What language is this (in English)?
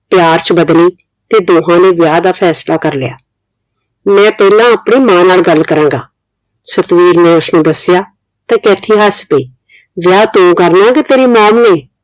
Punjabi